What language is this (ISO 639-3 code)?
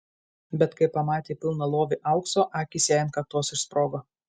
lit